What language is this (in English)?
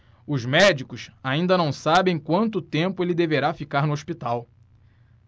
Portuguese